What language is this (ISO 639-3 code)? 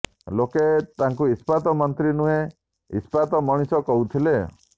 ori